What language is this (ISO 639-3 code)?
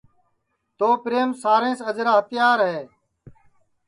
ssi